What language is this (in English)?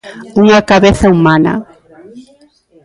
Galician